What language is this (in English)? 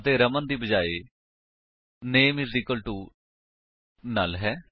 Punjabi